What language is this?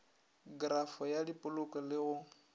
Northern Sotho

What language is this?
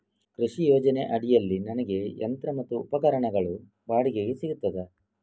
Kannada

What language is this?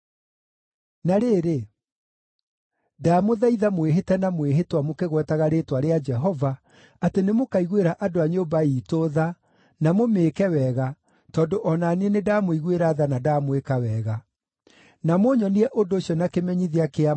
Kikuyu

